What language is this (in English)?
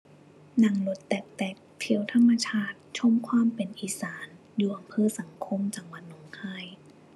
Thai